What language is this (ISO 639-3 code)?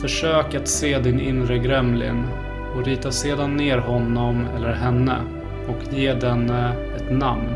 swe